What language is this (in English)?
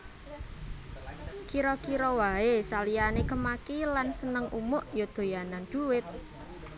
Javanese